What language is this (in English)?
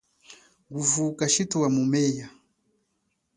Chokwe